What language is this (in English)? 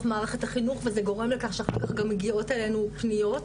Hebrew